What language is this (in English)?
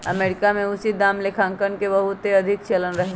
Magahi